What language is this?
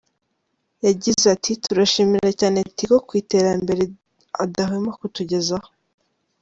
Kinyarwanda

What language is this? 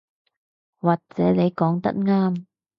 Cantonese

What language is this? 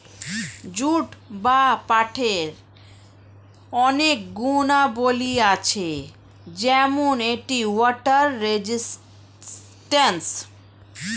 Bangla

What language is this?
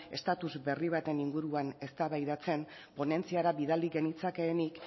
Basque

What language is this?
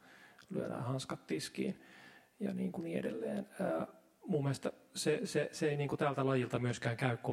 Finnish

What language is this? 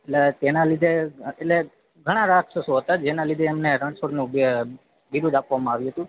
Gujarati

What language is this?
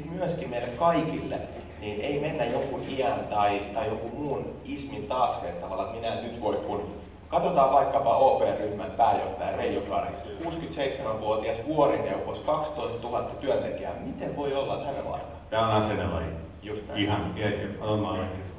Finnish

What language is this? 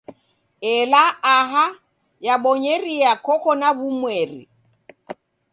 Taita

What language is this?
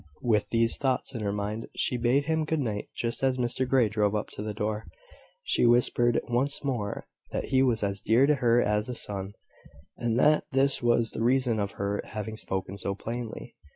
English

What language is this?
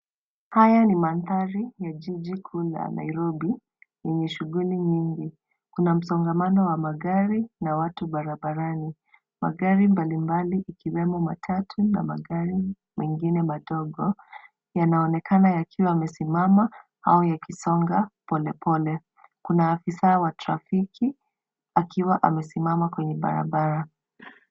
Swahili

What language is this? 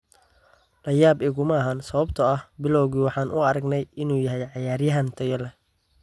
Somali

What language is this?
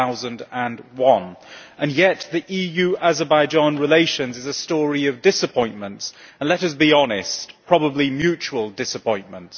English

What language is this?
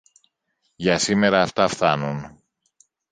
Greek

